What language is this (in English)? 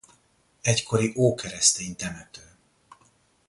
Hungarian